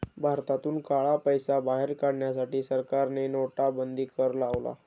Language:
Marathi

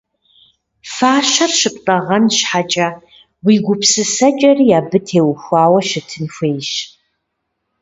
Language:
Kabardian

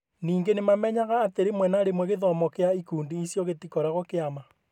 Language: Kikuyu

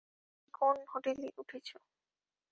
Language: Bangla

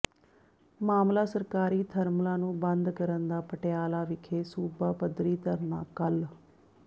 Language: Punjabi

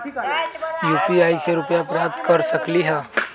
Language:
Magahi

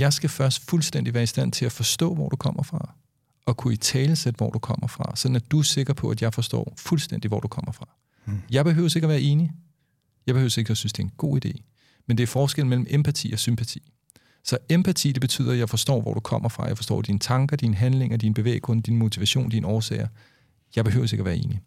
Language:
Danish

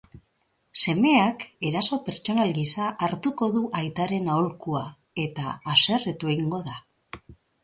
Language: Basque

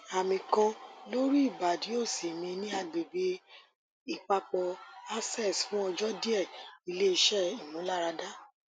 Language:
Yoruba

